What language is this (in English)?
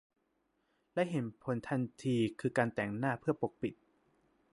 Thai